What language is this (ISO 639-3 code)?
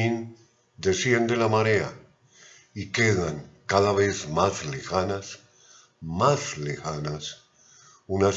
spa